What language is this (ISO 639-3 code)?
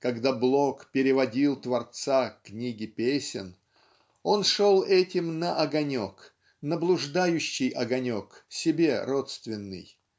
rus